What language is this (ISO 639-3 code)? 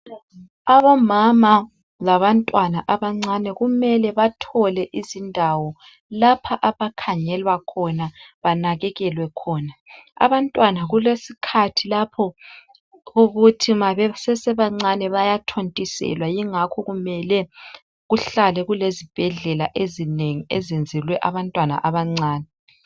nde